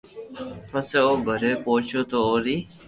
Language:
Loarki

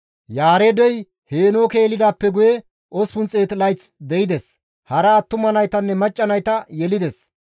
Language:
Gamo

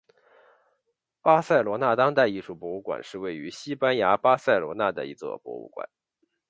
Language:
Chinese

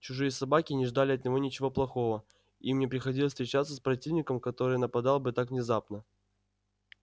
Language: Russian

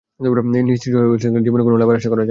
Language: Bangla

